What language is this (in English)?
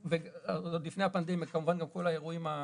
Hebrew